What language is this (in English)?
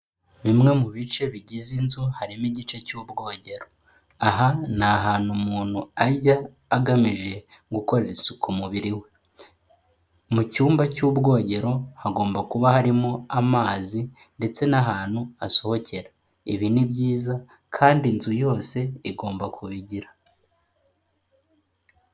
Kinyarwanda